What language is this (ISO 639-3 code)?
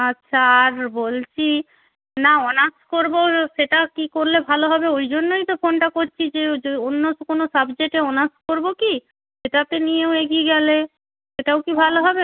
ben